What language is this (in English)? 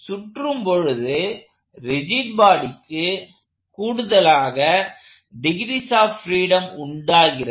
Tamil